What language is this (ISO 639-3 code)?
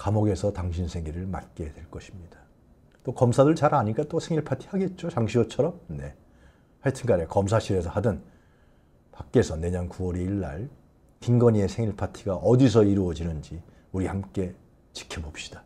kor